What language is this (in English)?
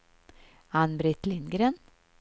Swedish